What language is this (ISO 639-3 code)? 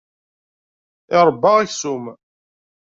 kab